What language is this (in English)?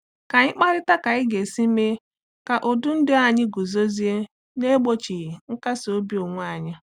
Igbo